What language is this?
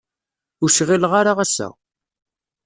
Kabyle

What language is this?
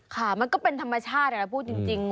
Thai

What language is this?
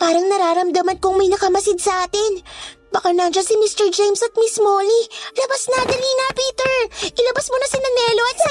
Filipino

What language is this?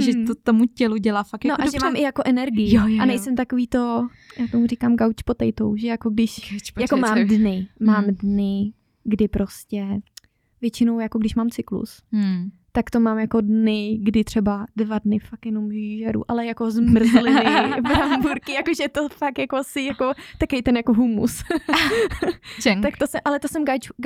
Czech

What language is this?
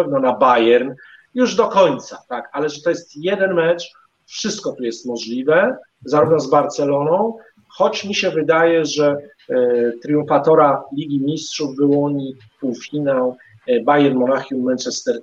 Polish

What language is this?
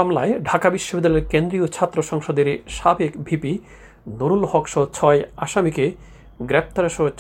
Bangla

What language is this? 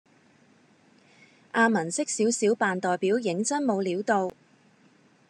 Cantonese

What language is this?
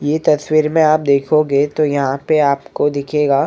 Hindi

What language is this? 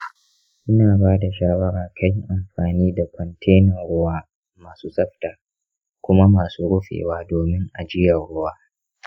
Hausa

